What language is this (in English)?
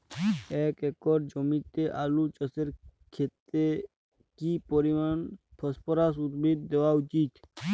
Bangla